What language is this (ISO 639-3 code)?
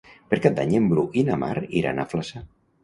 cat